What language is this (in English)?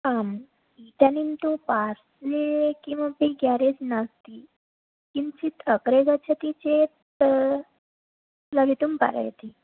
Sanskrit